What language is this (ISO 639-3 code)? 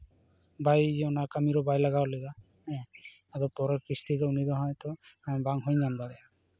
sat